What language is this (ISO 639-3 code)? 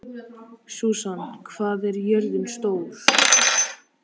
isl